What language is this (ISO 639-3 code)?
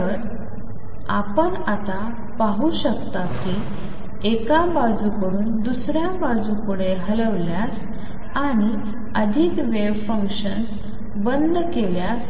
mar